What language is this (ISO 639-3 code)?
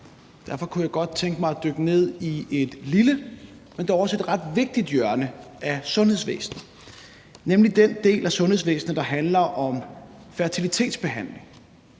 dan